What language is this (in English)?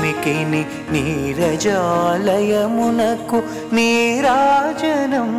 Telugu